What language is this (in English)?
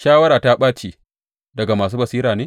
Hausa